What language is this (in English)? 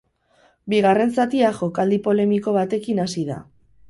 Basque